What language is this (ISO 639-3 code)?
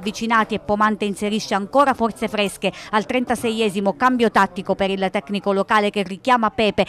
ita